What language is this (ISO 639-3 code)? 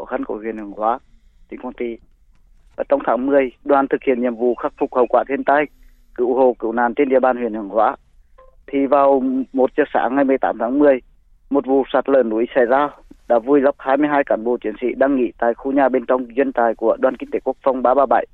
vie